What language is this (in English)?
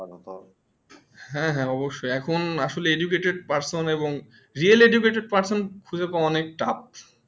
Bangla